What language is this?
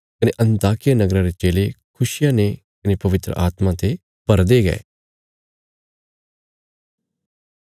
Bilaspuri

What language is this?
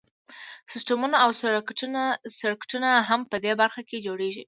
Pashto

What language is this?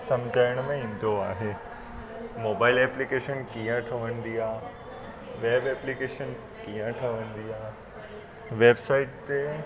Sindhi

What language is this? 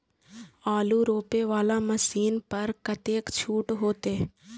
Maithili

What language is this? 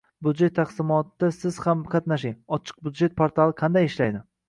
Uzbek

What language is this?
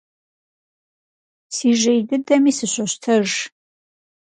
Kabardian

